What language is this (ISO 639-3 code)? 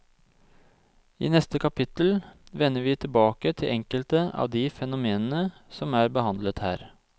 nor